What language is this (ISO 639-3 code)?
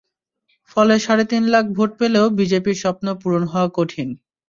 ben